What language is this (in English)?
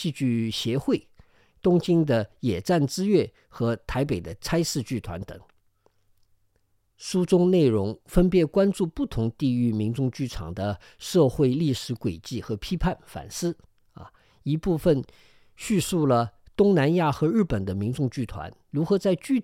Chinese